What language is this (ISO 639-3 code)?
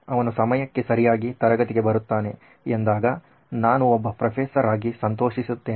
kan